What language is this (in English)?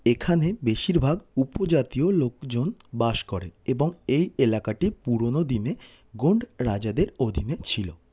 Bangla